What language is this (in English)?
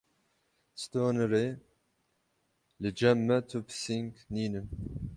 Kurdish